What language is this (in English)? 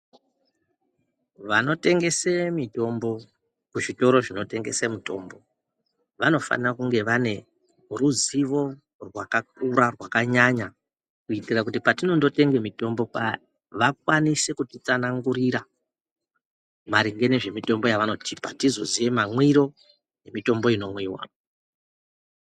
Ndau